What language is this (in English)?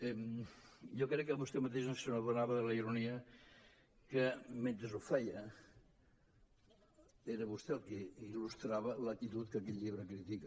Catalan